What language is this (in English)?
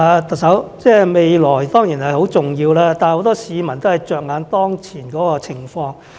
Cantonese